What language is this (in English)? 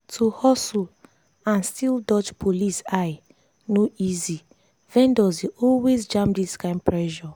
Nigerian Pidgin